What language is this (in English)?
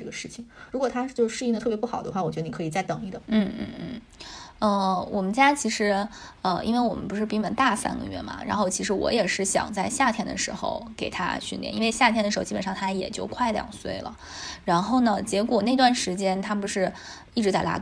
Chinese